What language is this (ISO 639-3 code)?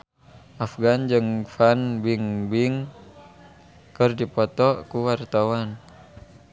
sun